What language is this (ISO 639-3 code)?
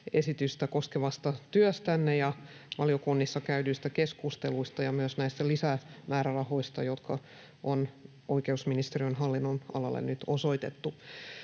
fin